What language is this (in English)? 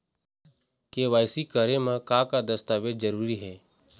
Chhattisgarhi